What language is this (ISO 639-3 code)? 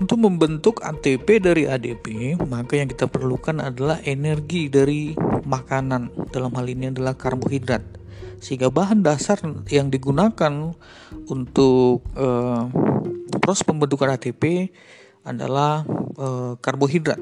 ind